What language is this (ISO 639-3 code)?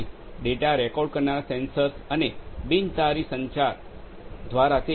guj